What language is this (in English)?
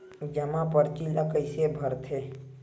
Chhattisgarhi